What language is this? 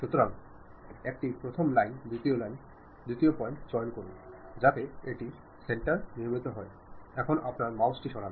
Bangla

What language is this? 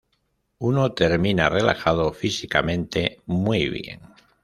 Spanish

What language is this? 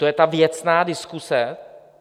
Czech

